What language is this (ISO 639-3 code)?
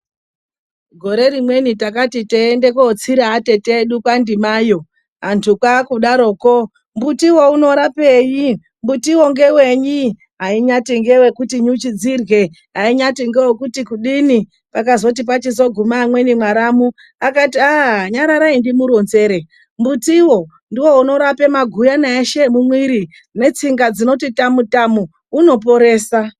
ndc